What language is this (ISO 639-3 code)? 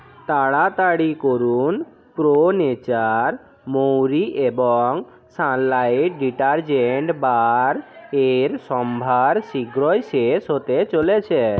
ben